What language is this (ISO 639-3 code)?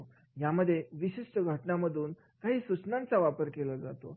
mar